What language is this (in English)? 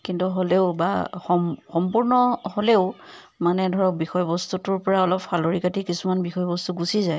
Assamese